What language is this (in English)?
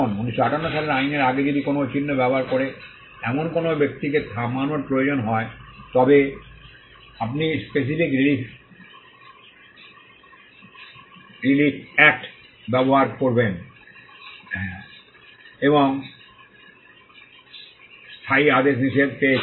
Bangla